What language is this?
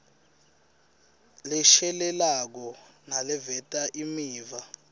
Swati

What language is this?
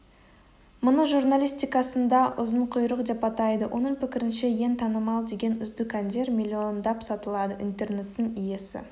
Kazakh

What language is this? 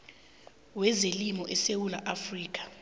South Ndebele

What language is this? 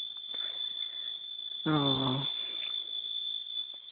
Santali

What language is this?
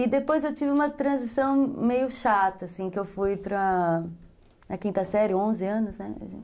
Portuguese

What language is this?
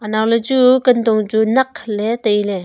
Wancho Naga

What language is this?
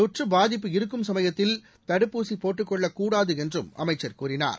Tamil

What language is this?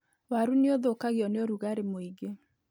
Kikuyu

